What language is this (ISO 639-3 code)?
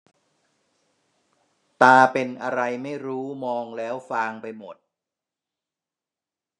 tha